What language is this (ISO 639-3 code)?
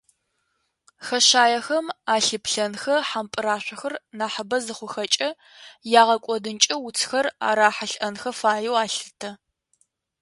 ady